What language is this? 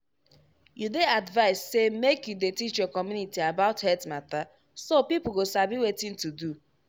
Nigerian Pidgin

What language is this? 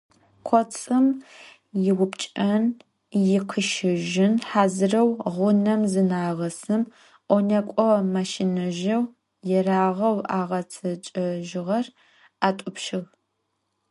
Adyghe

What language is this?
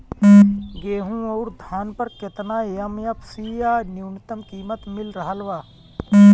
Bhojpuri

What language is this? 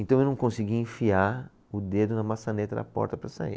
Portuguese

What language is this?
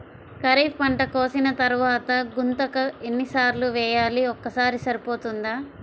Telugu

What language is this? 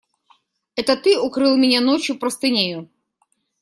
Russian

